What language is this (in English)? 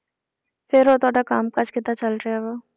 Punjabi